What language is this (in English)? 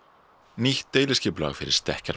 Icelandic